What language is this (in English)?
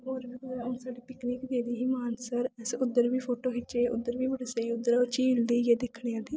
Dogri